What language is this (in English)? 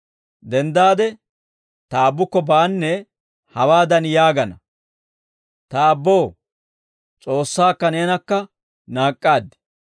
Dawro